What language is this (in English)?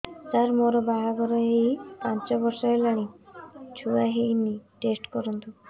Odia